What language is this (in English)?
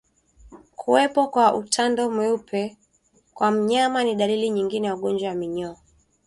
Swahili